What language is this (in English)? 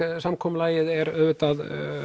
Icelandic